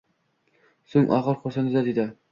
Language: Uzbek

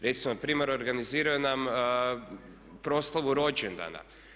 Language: Croatian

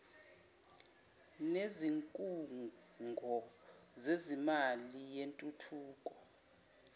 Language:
Zulu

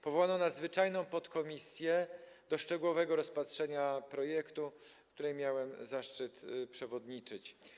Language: Polish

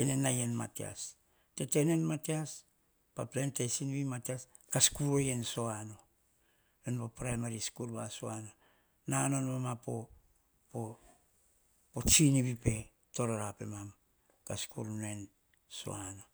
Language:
Hahon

